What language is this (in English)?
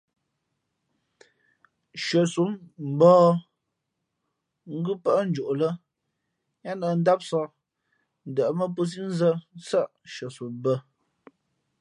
Fe'fe'